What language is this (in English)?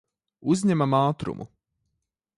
Latvian